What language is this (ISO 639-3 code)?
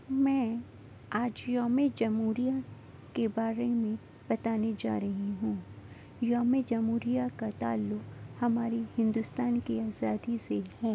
urd